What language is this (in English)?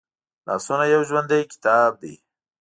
Pashto